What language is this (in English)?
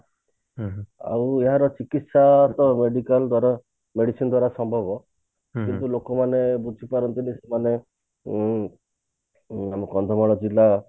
Odia